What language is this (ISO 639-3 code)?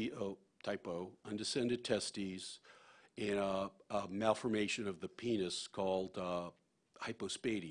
eng